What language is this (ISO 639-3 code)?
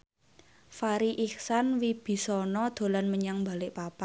jav